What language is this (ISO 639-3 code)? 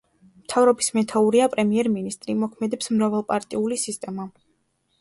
kat